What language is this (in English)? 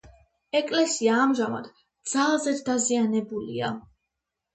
Georgian